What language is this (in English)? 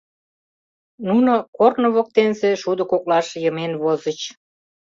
Mari